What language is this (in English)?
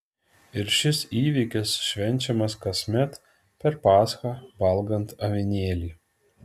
Lithuanian